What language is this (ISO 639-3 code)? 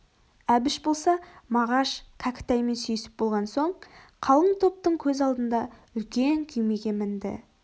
kaz